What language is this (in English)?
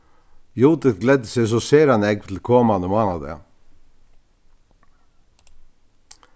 Faroese